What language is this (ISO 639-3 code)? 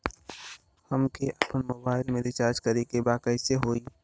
bho